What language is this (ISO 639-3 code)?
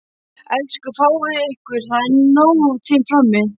isl